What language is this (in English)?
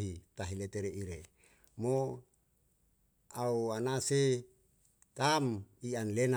Yalahatan